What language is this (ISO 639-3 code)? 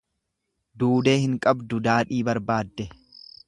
orm